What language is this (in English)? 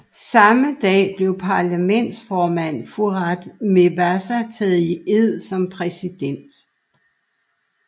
Danish